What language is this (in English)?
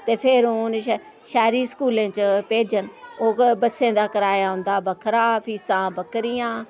Dogri